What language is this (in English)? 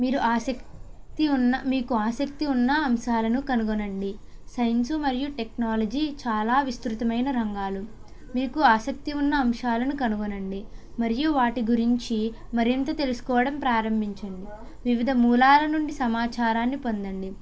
Telugu